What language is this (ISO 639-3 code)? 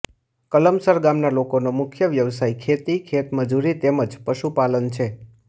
guj